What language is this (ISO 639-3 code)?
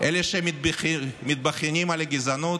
heb